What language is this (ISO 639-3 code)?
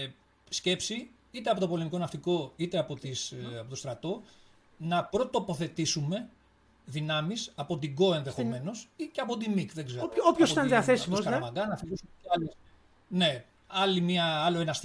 ell